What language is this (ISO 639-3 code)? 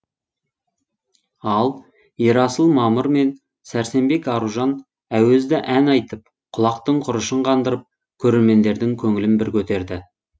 kaz